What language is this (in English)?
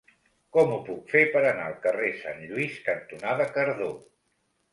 Catalan